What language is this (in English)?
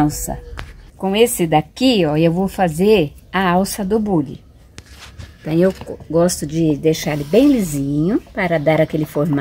Portuguese